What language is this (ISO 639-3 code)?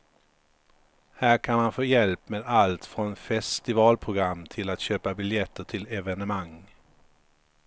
swe